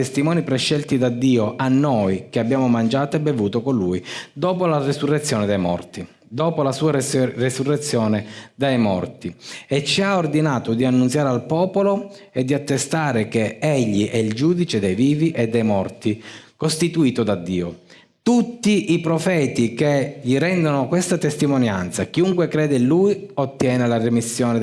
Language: Italian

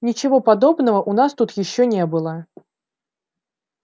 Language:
Russian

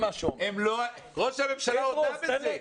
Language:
Hebrew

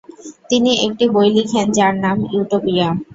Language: Bangla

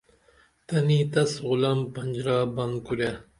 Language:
Dameli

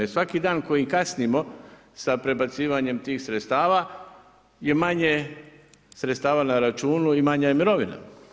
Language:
Croatian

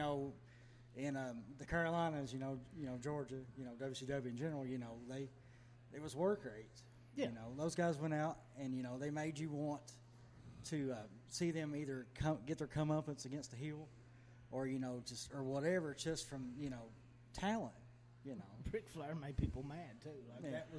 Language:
English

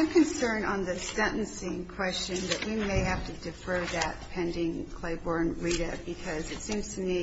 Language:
English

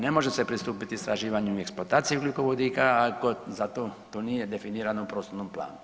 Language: Croatian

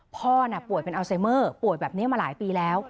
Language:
Thai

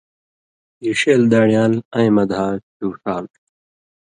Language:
Indus Kohistani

